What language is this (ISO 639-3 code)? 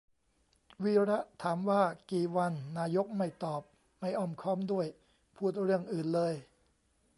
tha